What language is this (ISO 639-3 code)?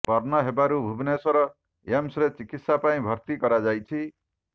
ori